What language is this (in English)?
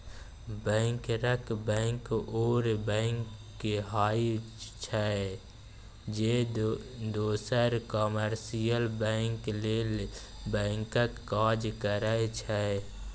Maithili